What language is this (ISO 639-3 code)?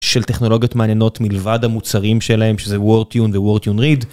heb